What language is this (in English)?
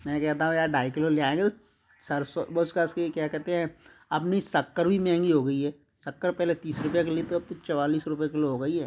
Hindi